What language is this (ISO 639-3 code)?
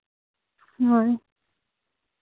sat